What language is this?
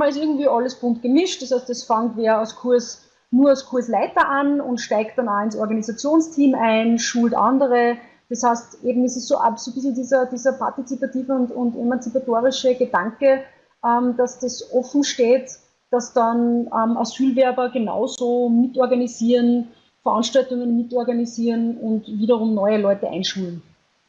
German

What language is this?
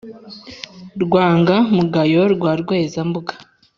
Kinyarwanda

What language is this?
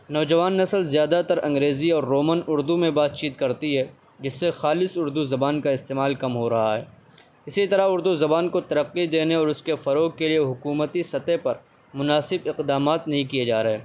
Urdu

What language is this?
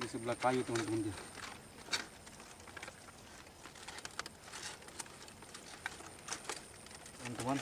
Indonesian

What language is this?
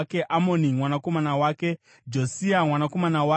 Shona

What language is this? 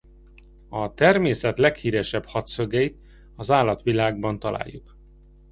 Hungarian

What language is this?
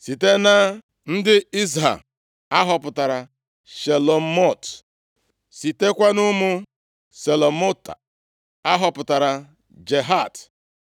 Igbo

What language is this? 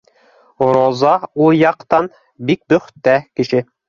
Bashkir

